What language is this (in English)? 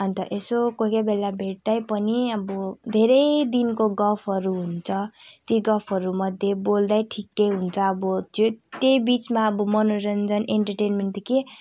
Nepali